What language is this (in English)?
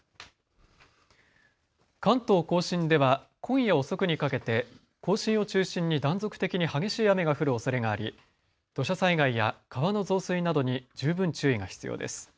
Japanese